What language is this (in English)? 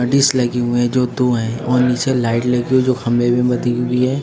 Hindi